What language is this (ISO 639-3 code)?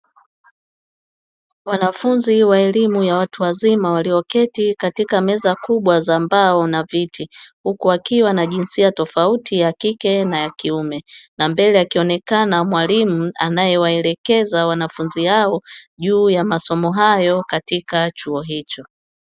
swa